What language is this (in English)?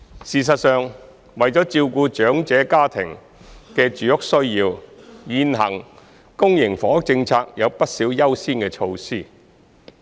Cantonese